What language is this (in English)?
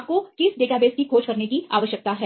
Hindi